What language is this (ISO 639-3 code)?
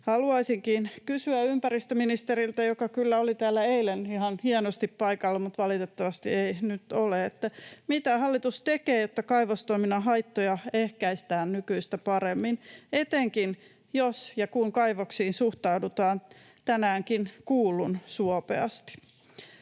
fin